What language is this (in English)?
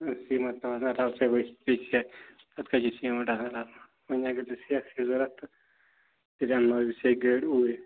Kashmiri